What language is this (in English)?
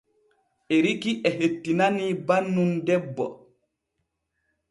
Borgu Fulfulde